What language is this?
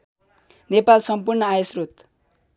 Nepali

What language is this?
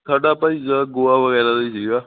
Punjabi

